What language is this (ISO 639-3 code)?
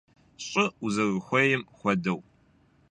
kbd